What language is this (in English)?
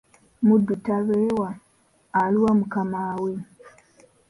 Ganda